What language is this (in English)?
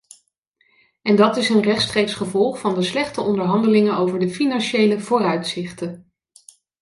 Dutch